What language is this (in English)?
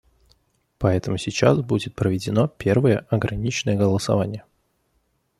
Russian